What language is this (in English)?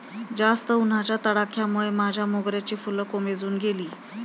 Marathi